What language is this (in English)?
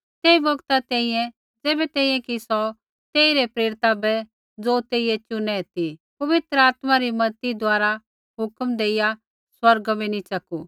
Kullu Pahari